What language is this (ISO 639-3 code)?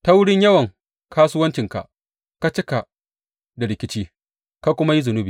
hau